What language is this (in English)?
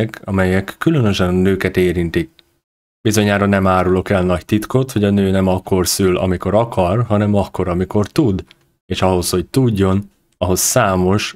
Hungarian